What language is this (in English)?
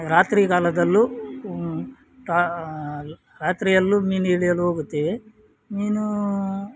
Kannada